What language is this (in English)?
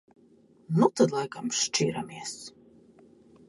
Latvian